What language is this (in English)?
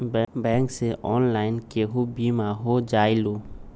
Magahi